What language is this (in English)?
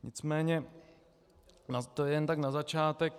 Czech